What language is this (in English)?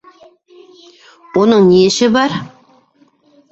Bashkir